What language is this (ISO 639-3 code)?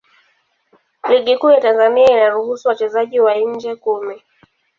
swa